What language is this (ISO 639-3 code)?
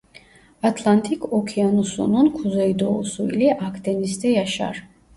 tur